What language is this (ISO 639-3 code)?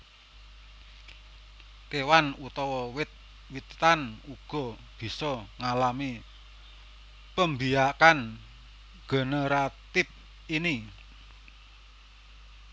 jav